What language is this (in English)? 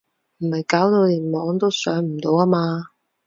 Cantonese